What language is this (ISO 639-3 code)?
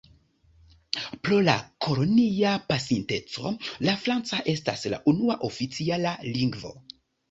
epo